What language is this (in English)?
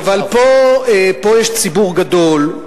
Hebrew